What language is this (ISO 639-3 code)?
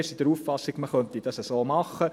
gsw